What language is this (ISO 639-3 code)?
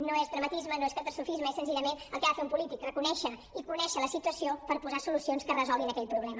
cat